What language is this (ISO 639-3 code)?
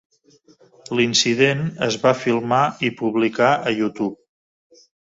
cat